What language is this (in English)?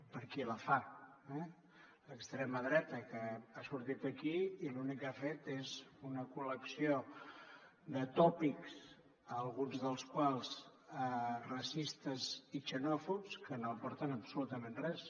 Catalan